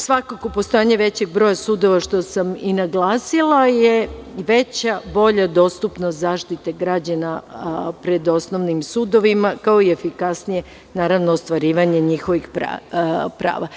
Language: Serbian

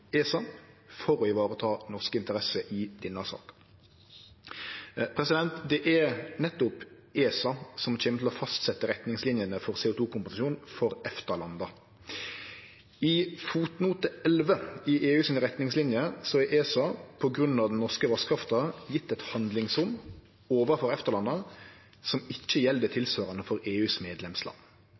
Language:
Norwegian Nynorsk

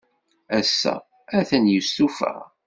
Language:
Kabyle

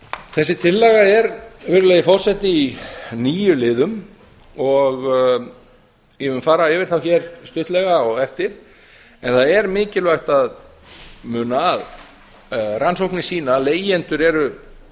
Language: Icelandic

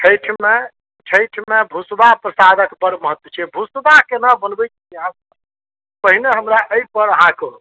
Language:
Maithili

